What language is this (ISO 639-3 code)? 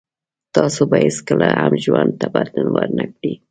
pus